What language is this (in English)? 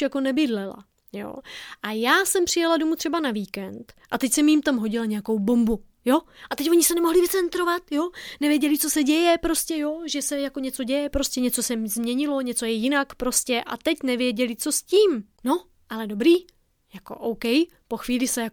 Czech